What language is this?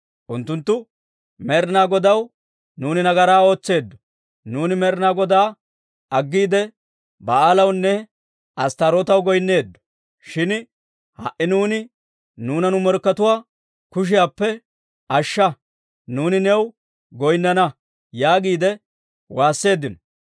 Dawro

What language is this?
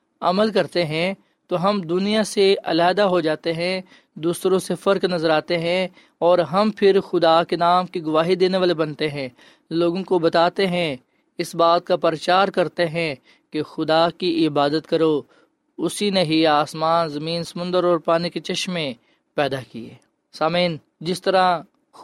Urdu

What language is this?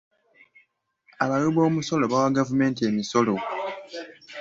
Ganda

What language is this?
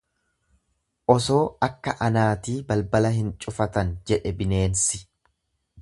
Oromo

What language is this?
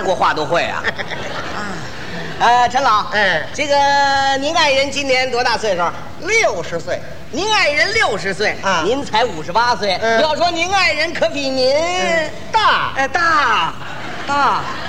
Chinese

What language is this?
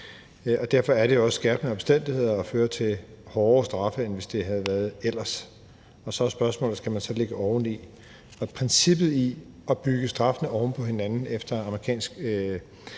Danish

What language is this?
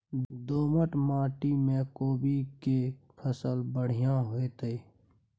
Maithili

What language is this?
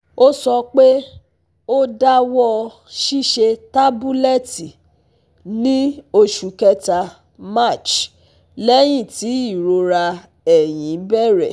Yoruba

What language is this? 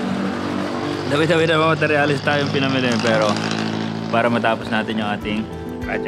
Filipino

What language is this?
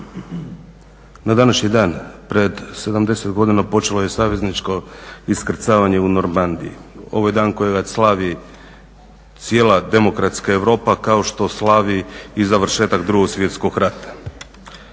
Croatian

